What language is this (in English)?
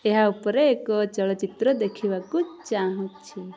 Odia